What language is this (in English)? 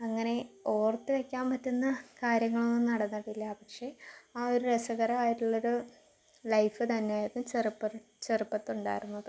Malayalam